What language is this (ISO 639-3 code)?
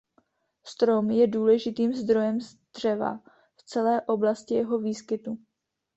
ces